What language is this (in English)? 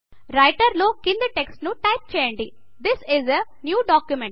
Telugu